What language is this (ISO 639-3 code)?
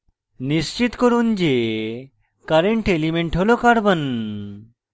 ben